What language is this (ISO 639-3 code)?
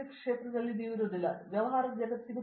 kan